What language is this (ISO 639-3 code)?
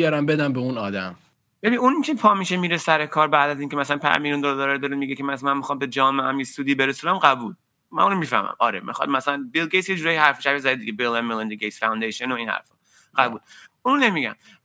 fas